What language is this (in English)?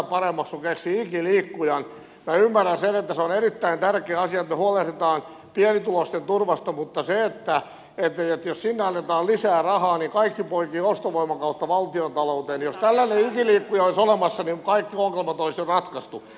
Finnish